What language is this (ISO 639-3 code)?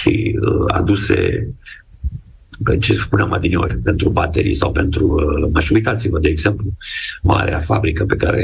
ron